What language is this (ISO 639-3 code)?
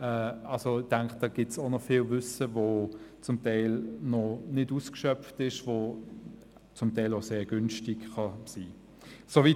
gsw